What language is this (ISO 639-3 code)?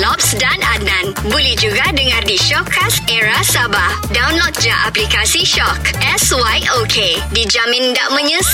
msa